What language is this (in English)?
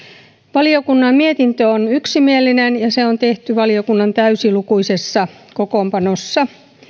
Finnish